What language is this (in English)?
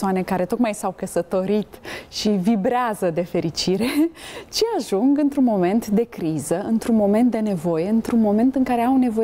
Romanian